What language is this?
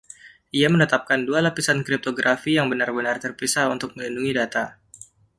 Indonesian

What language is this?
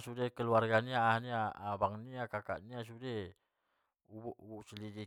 Batak Mandailing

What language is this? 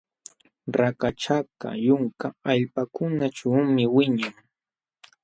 Jauja Wanca Quechua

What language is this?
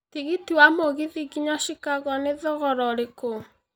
Kikuyu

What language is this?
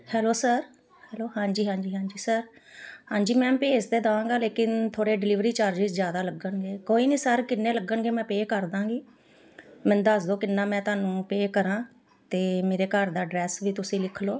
Punjabi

